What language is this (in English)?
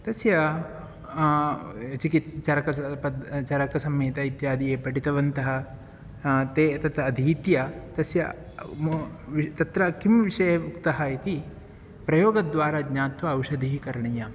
Sanskrit